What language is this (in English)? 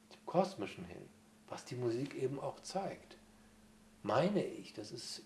German